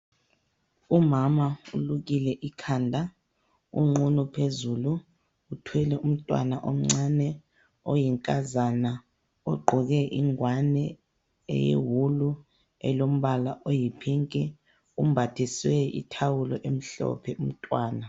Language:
North Ndebele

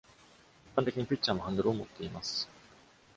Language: Japanese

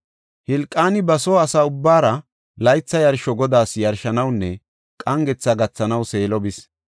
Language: Gofa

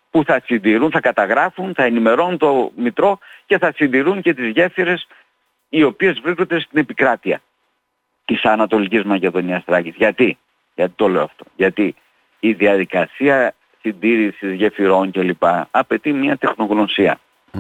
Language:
Greek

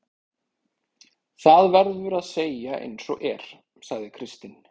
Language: Icelandic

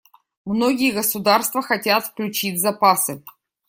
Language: Russian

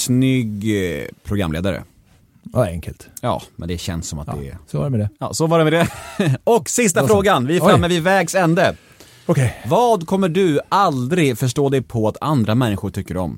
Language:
Swedish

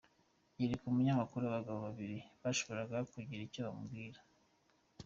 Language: Kinyarwanda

